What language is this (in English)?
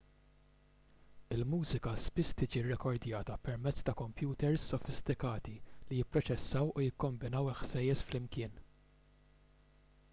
Maltese